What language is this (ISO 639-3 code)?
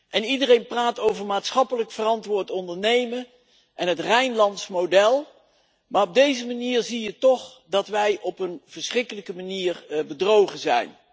nld